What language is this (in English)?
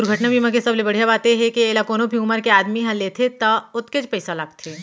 Chhattisgarhi